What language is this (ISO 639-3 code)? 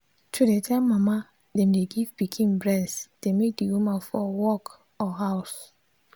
pcm